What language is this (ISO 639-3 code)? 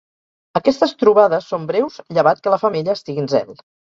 cat